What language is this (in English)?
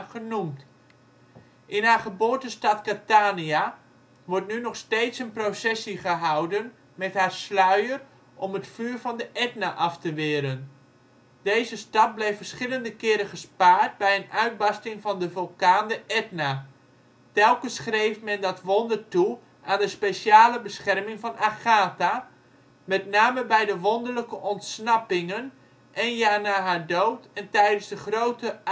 Dutch